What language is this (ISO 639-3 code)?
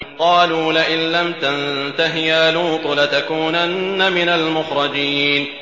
ara